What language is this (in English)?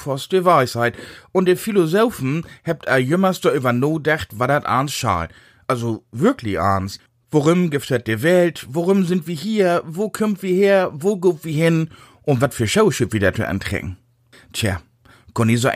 German